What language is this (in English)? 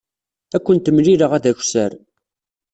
Kabyle